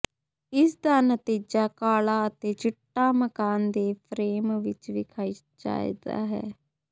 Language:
Punjabi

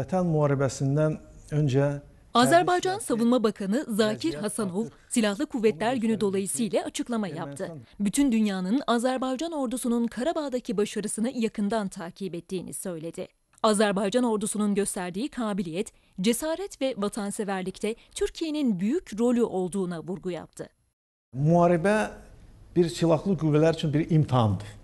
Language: Turkish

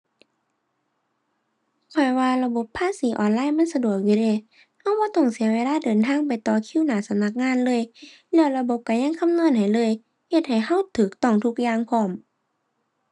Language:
Thai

